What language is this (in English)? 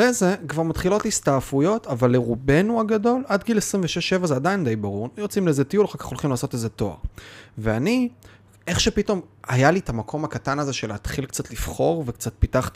Hebrew